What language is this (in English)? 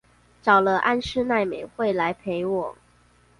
Chinese